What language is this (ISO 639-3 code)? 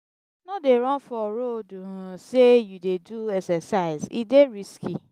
pcm